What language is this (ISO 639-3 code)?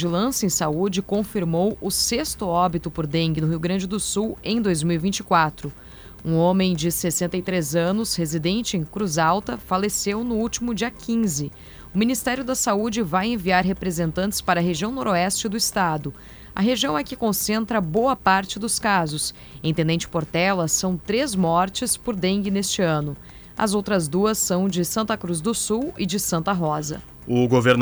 por